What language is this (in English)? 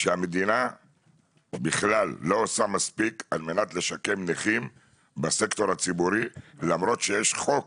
Hebrew